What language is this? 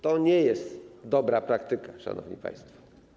Polish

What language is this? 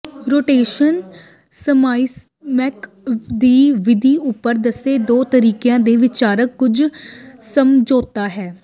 Punjabi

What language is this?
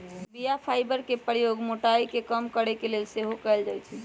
Magahi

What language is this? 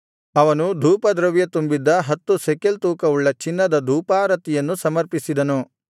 Kannada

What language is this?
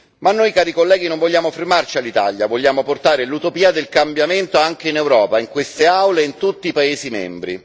Italian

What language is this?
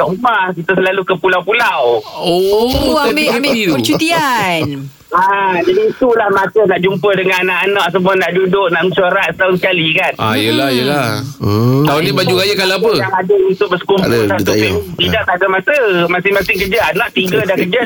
Malay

